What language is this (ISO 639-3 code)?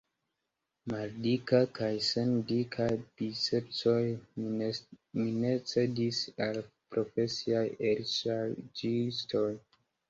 epo